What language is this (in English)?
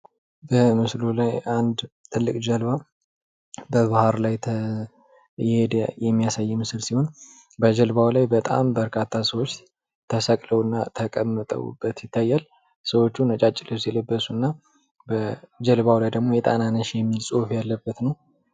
Amharic